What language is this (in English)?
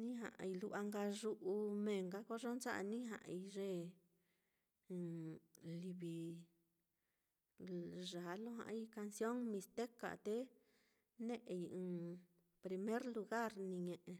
Mitlatongo Mixtec